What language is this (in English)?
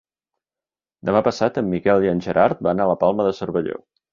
Catalan